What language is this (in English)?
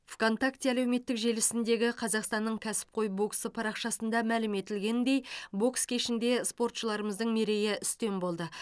Kazakh